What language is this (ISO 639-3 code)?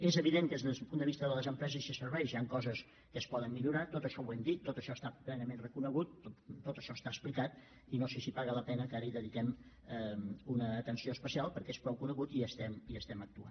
cat